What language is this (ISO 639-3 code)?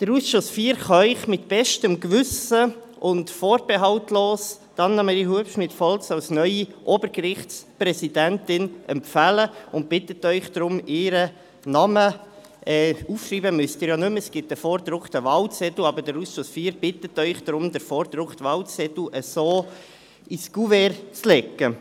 gsw